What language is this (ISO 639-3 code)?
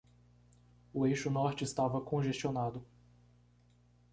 por